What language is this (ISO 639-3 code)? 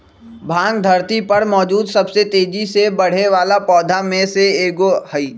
mag